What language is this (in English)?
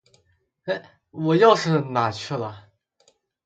Chinese